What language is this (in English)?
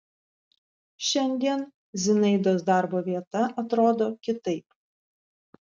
Lithuanian